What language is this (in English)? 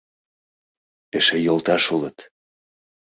Mari